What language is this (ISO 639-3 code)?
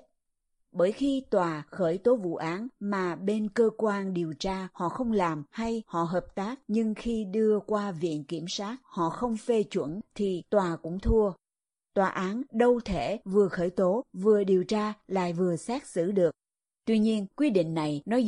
vie